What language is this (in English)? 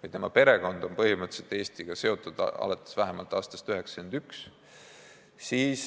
Estonian